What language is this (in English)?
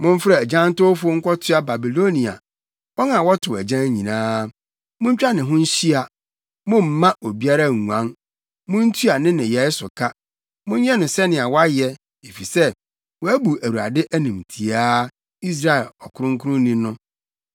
Akan